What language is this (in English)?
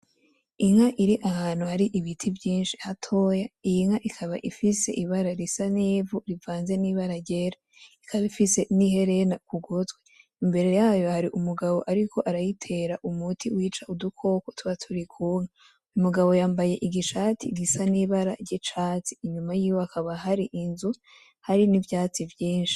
Rundi